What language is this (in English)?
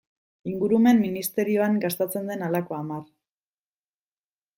Basque